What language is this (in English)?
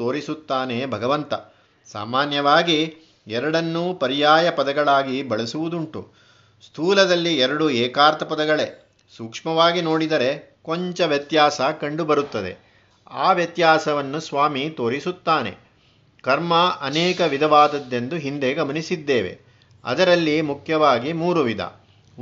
Kannada